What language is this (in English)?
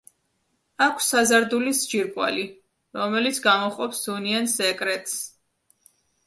Georgian